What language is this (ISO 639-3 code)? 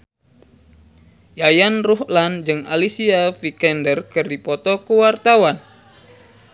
sun